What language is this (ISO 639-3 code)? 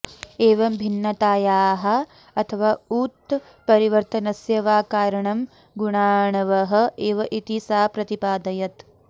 san